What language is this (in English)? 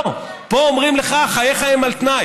Hebrew